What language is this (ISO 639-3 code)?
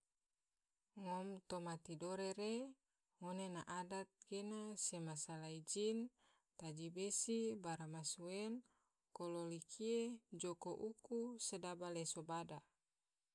tvo